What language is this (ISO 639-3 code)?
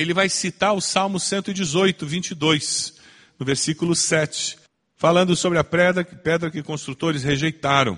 por